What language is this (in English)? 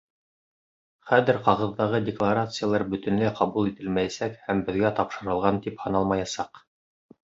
Bashkir